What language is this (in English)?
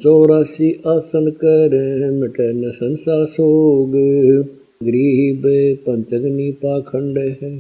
Hindi